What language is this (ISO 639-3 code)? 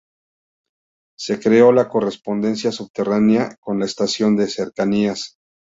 spa